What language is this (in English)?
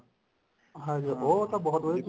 Punjabi